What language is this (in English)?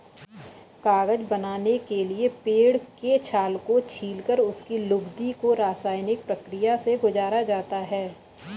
Hindi